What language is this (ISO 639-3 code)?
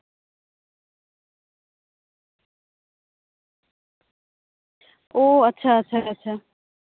sat